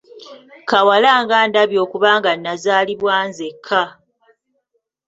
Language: Ganda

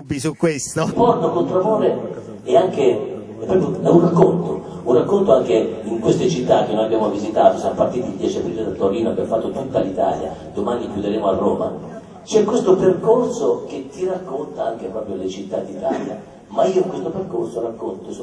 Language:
Italian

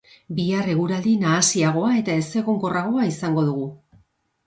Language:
Basque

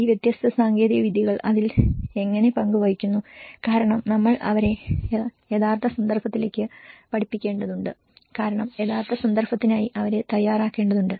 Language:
Malayalam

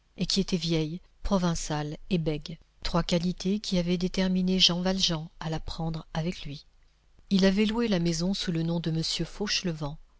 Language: French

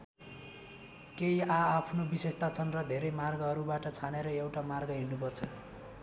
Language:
Nepali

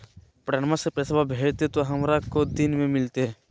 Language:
Magahi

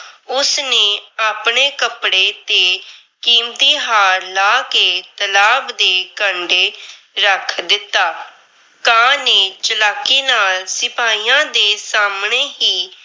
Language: Punjabi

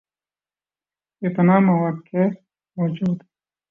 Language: Urdu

